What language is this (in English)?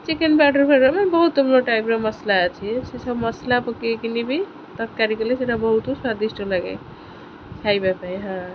Odia